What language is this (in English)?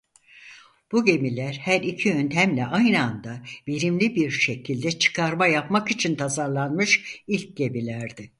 Turkish